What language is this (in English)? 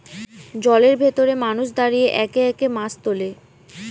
Bangla